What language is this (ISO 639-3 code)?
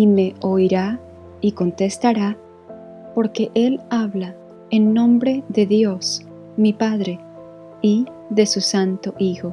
spa